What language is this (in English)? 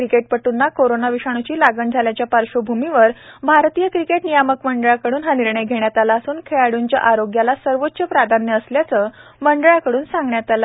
Marathi